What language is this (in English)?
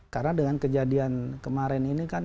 Indonesian